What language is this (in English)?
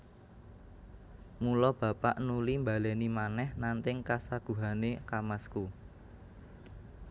Javanese